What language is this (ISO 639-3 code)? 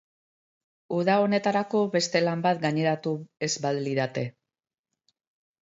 eus